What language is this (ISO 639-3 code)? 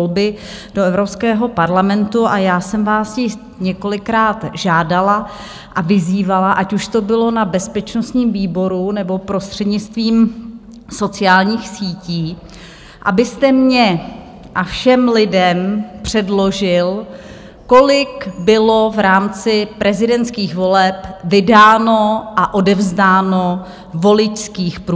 ces